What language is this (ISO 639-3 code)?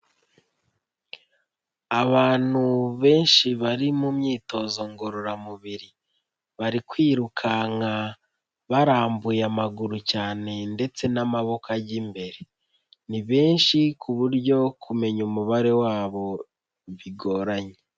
kin